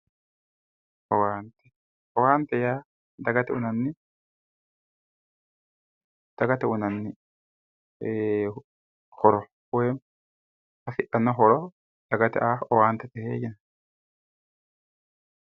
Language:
Sidamo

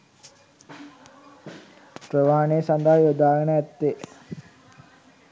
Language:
Sinhala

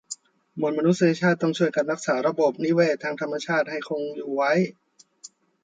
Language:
Thai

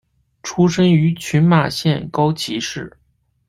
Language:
Chinese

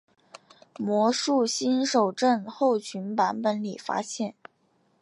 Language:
Chinese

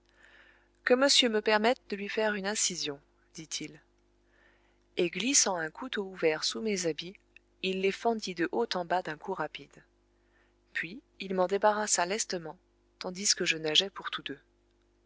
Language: French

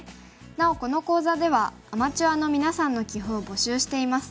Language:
Japanese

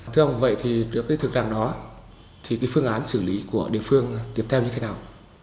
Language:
Vietnamese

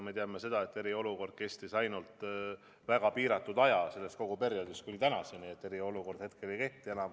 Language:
Estonian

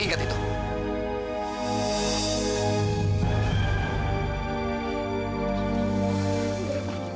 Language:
Indonesian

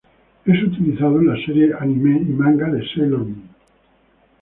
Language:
Spanish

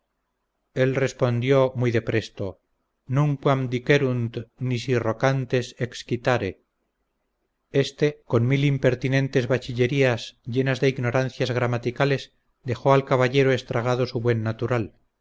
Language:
Spanish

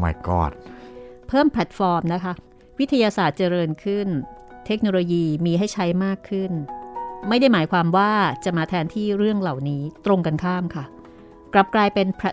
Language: Thai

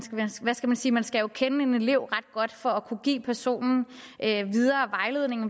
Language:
Danish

